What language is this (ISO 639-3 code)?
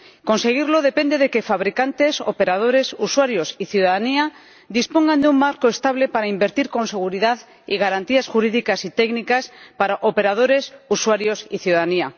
spa